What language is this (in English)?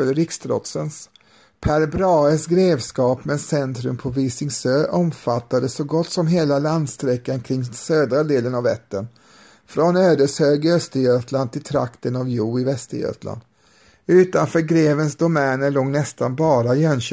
Swedish